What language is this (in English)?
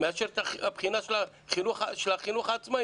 Hebrew